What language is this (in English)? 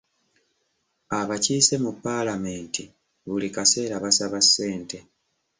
Ganda